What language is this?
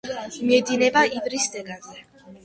Georgian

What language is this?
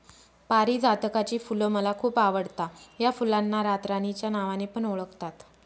Marathi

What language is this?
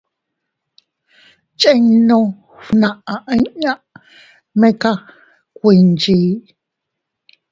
Teutila Cuicatec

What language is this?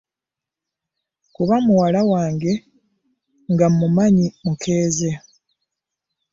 Ganda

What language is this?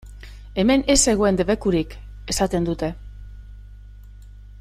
Basque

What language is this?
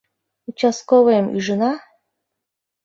Mari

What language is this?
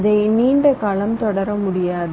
Tamil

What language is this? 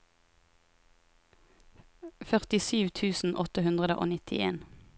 Norwegian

